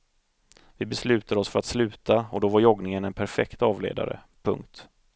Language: Swedish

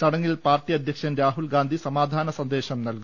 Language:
Malayalam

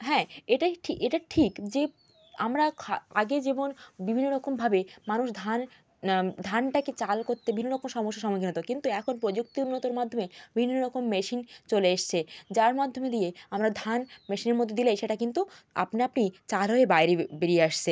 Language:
Bangla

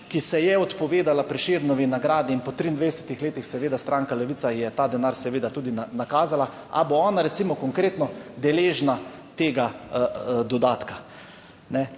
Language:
Slovenian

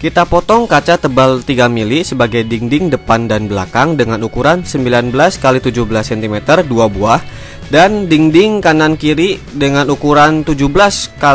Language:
Indonesian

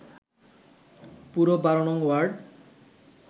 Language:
Bangla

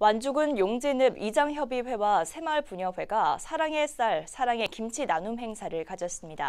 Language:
Korean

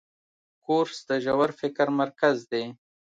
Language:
Pashto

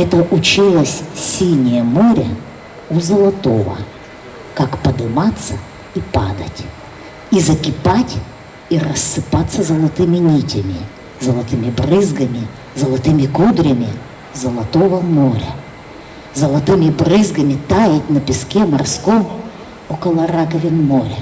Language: Russian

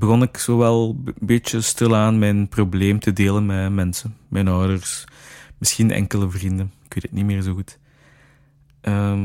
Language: Dutch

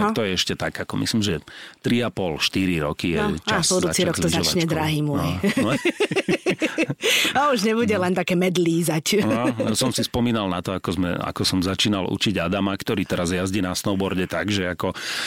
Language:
Slovak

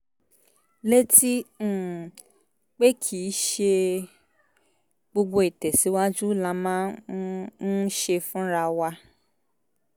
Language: Yoruba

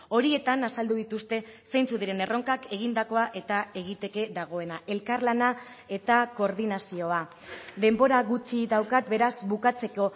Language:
Basque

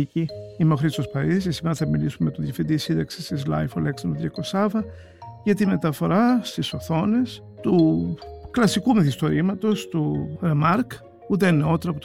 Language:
Greek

